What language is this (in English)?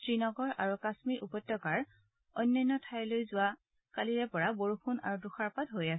Assamese